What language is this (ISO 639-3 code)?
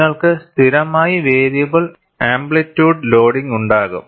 mal